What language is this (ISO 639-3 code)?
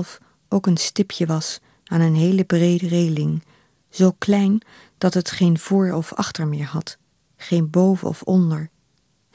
nld